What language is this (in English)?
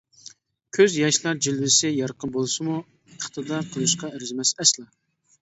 Uyghur